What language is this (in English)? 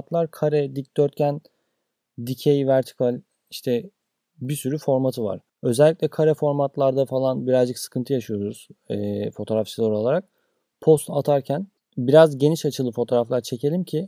Turkish